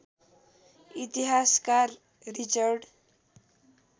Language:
Nepali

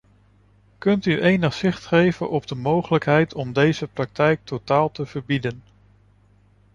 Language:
Dutch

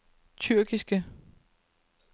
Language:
Danish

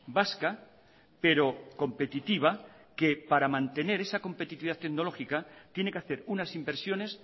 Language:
Spanish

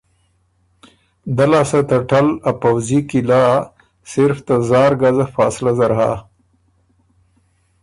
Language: Ormuri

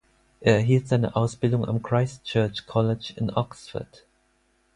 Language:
German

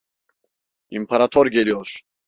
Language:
Turkish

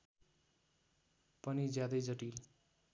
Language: Nepali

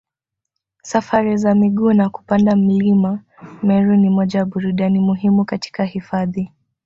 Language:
Swahili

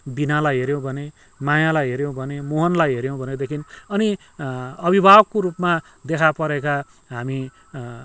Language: Nepali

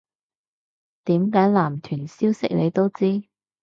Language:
Cantonese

